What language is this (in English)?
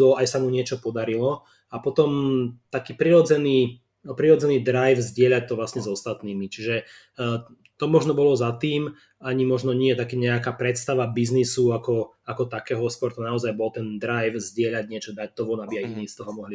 Slovak